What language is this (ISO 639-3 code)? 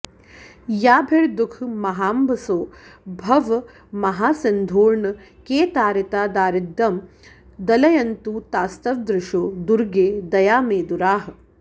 san